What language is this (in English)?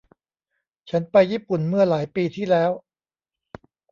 Thai